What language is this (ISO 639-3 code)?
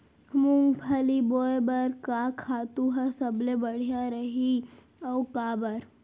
hne